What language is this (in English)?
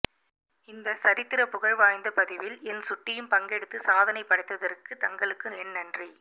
Tamil